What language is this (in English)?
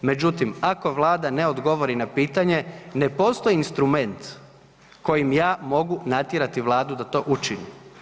Croatian